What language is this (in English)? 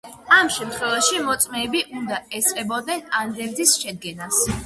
Georgian